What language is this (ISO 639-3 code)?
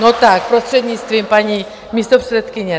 ces